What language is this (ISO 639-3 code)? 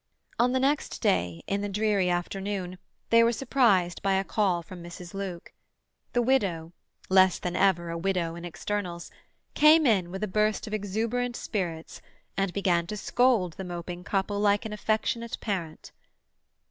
eng